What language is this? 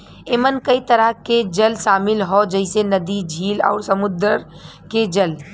Bhojpuri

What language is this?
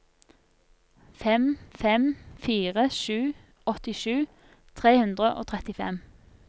Norwegian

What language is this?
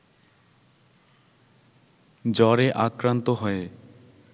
Bangla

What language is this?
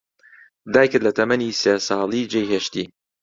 Central Kurdish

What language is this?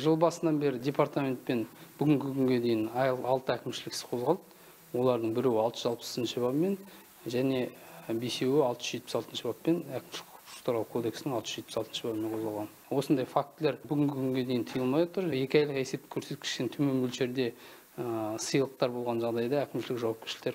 Turkish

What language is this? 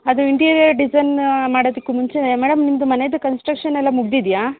Kannada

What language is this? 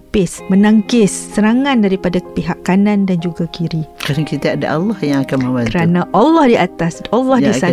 Malay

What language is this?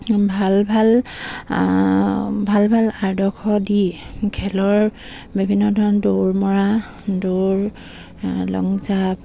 Assamese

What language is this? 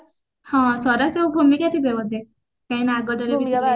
Odia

